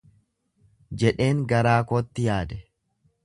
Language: Oromo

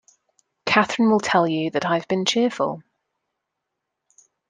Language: English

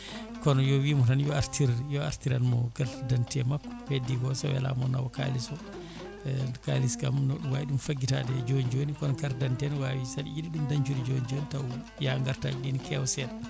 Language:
Fula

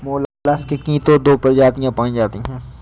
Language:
Hindi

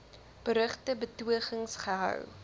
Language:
Afrikaans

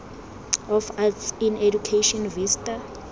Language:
Tswana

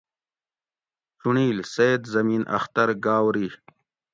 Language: Gawri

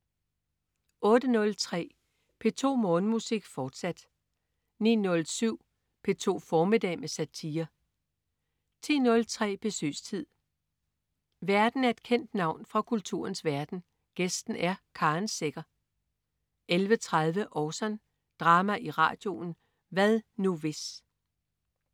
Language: Danish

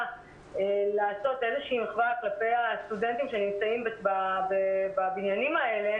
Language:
Hebrew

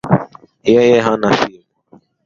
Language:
Swahili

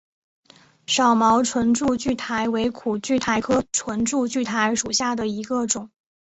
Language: Chinese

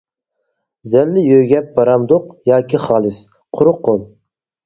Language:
Uyghur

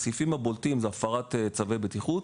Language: Hebrew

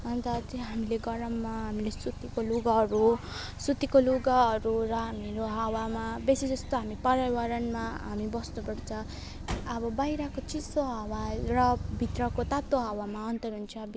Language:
Nepali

